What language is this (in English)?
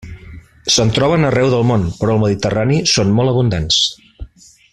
Catalan